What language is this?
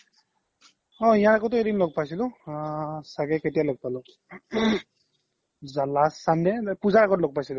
Assamese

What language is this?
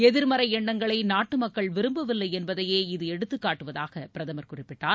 Tamil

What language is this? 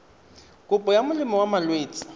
Tswana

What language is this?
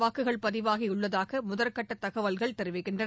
Tamil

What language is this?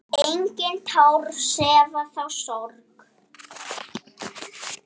Icelandic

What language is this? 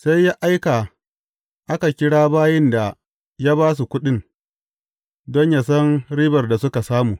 Hausa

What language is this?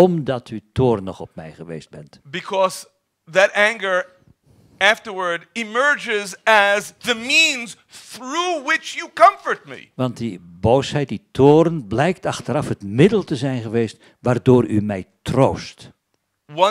Dutch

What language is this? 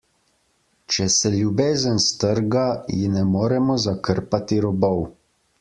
Slovenian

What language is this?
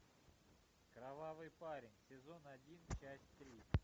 Russian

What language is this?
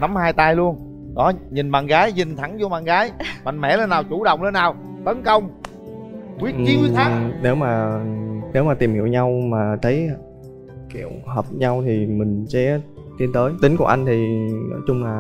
Vietnamese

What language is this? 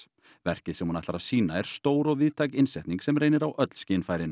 Icelandic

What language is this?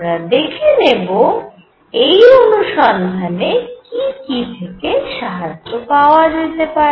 Bangla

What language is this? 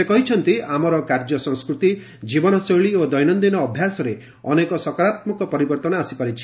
Odia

